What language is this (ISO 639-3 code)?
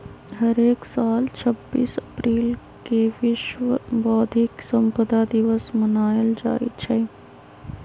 mag